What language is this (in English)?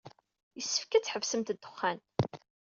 Kabyle